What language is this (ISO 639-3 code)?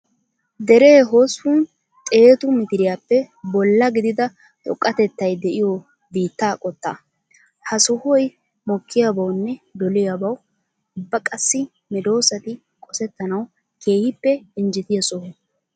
wal